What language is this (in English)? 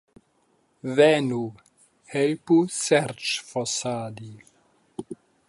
Esperanto